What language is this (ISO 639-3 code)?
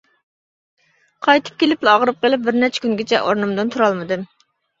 uig